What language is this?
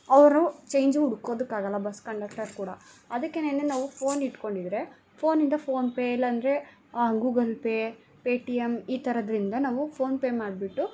Kannada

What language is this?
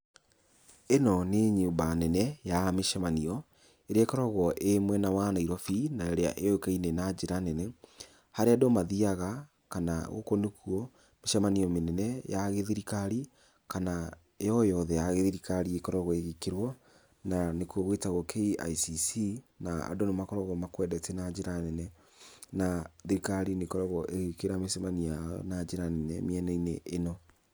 Kikuyu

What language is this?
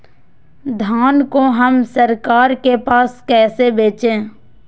Magahi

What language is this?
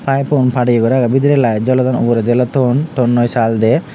Chakma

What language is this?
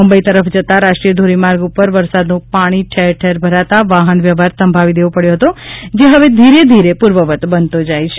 Gujarati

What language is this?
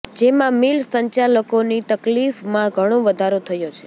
Gujarati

